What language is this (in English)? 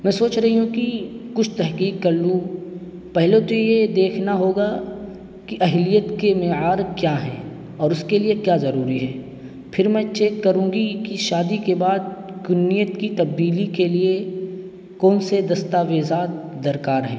Urdu